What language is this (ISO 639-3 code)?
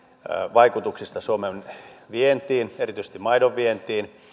fin